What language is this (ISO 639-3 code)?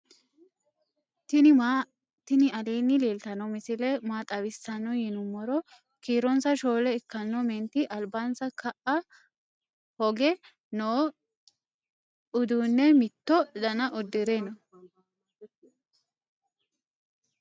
sid